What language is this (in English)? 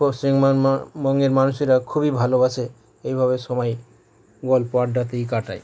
Bangla